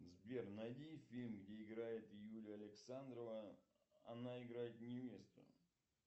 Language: Russian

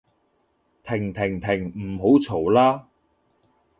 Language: Cantonese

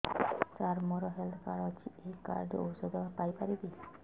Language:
Odia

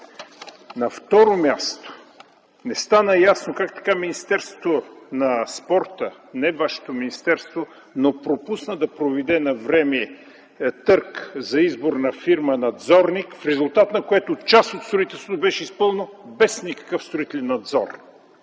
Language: Bulgarian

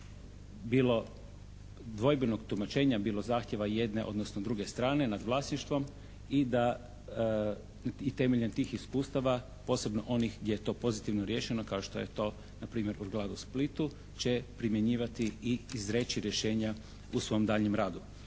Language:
Croatian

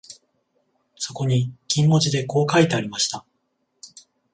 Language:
Japanese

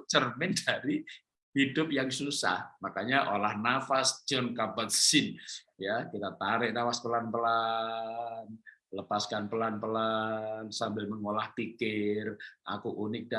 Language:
Indonesian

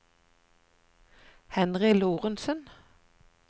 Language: Norwegian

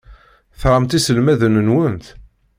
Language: Kabyle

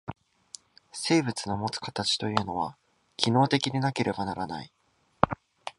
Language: Japanese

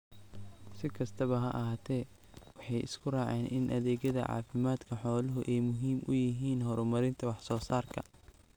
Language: Somali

